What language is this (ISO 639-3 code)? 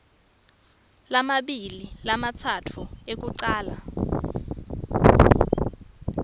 ssw